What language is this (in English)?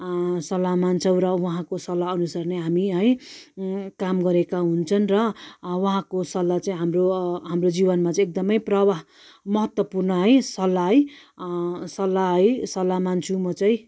Nepali